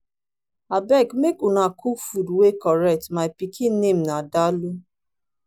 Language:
Nigerian Pidgin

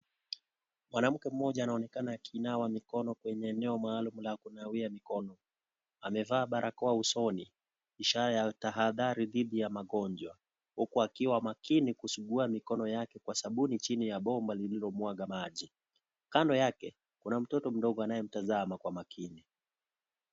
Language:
Swahili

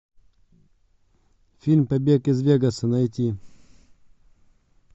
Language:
Russian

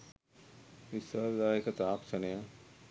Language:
Sinhala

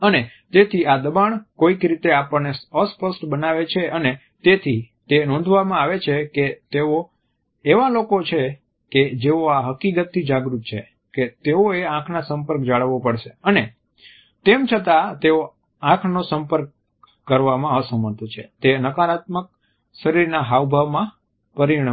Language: Gujarati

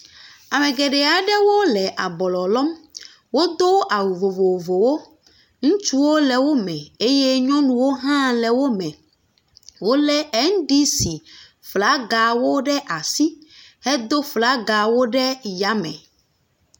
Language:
Ewe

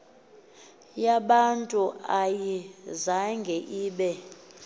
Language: Xhosa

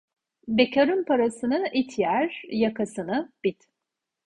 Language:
Turkish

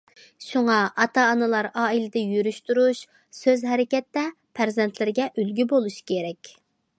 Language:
Uyghur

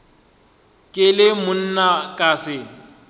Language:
Northern Sotho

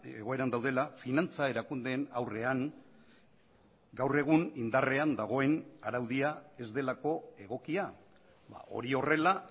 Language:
Basque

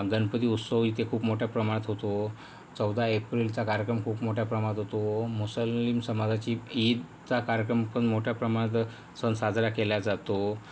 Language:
Marathi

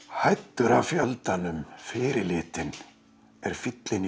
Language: Icelandic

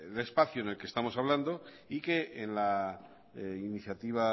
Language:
Spanish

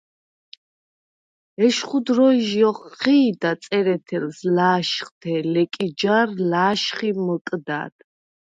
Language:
Svan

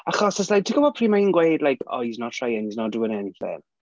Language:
Welsh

